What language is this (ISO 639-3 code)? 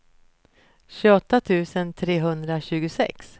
swe